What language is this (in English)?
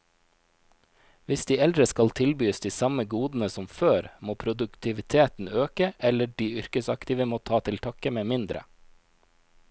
Norwegian